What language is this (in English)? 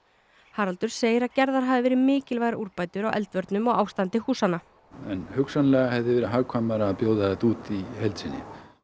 Icelandic